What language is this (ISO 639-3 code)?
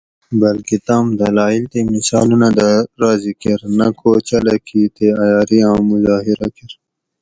gwc